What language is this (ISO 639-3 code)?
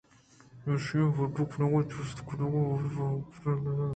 bgp